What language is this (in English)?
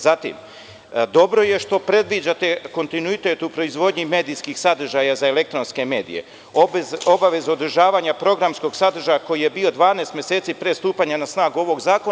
Serbian